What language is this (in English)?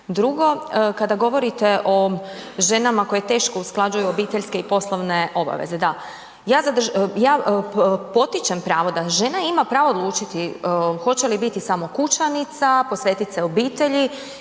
Croatian